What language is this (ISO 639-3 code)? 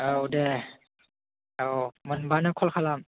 brx